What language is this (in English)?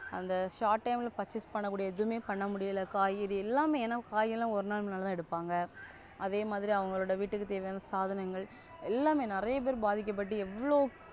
Tamil